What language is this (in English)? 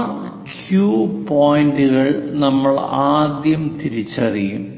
Malayalam